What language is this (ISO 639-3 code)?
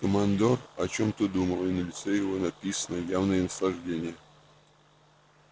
rus